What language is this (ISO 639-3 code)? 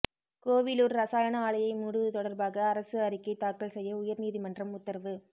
tam